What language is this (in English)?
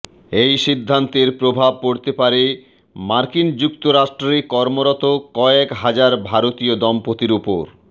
Bangla